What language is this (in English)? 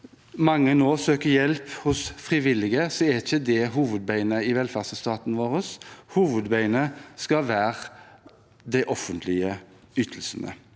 Norwegian